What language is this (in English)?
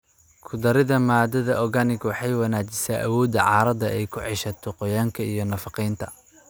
Somali